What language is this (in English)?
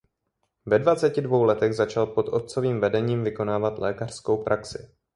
Czech